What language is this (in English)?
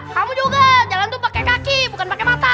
Indonesian